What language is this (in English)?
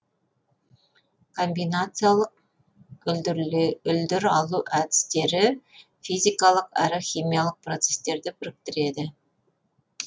Kazakh